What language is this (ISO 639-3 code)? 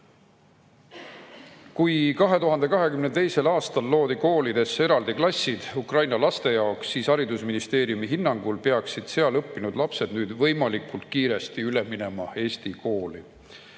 est